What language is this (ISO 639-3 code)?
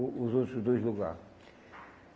por